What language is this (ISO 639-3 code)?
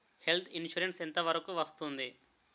tel